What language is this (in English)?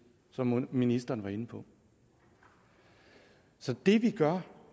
Danish